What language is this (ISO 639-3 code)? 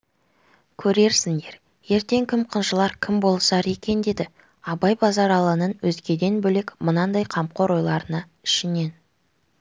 kaz